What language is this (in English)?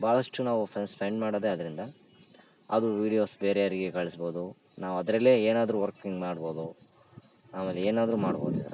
Kannada